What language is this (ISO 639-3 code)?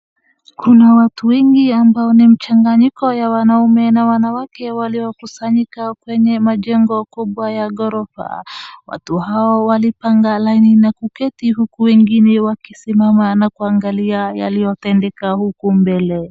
swa